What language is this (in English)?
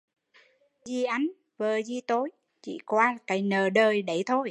Vietnamese